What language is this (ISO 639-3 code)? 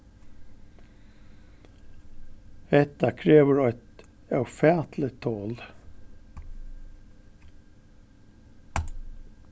fao